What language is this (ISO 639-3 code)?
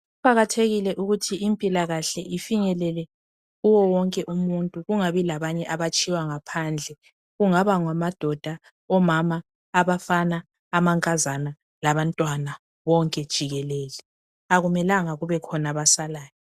nde